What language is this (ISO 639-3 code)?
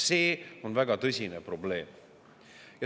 est